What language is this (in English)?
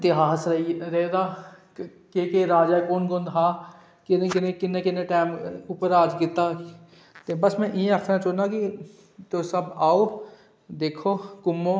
Dogri